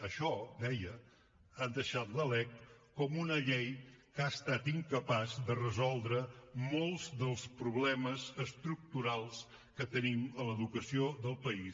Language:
Catalan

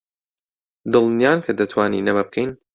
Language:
Central Kurdish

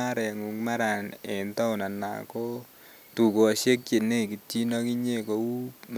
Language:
Kalenjin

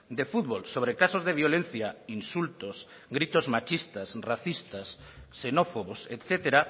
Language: Spanish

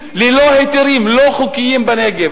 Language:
Hebrew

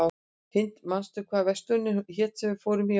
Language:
Icelandic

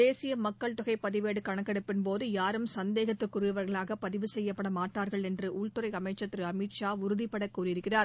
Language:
Tamil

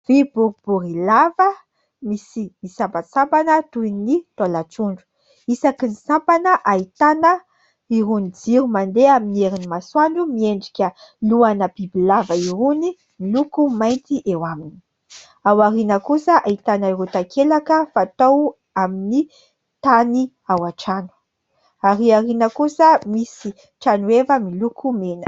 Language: Malagasy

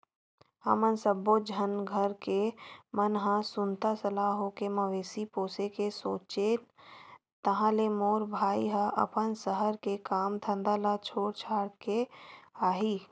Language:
Chhattisgarhi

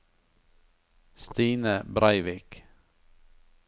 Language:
Norwegian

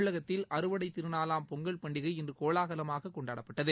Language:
Tamil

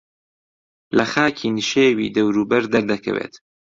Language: Central Kurdish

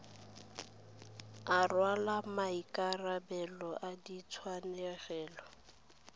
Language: Tswana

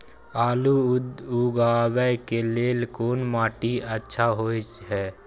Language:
Maithili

